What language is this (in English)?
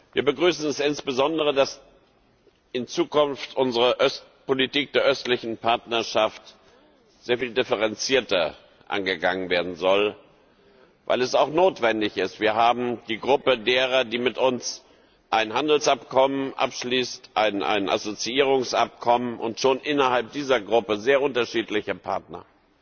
German